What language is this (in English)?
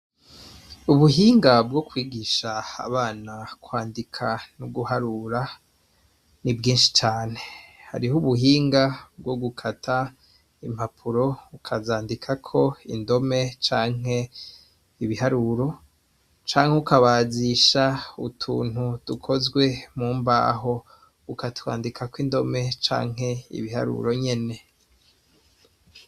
Rundi